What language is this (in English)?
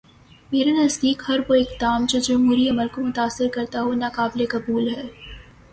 Urdu